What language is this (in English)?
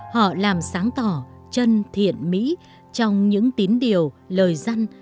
Vietnamese